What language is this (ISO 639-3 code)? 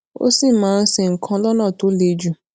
yor